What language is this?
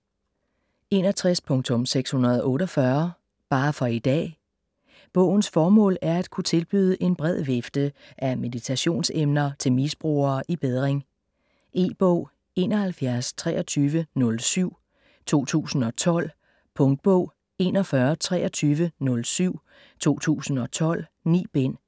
Danish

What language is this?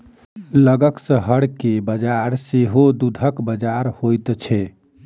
Maithili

